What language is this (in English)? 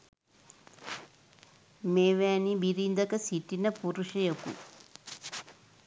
Sinhala